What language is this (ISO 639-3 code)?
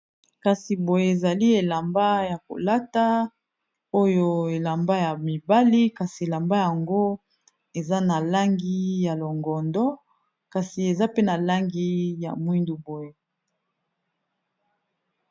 lin